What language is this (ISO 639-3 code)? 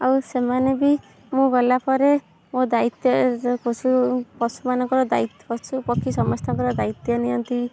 ori